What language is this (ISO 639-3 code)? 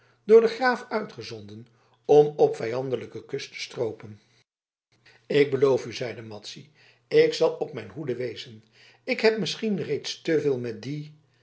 nld